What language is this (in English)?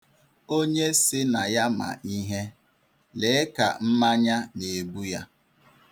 Igbo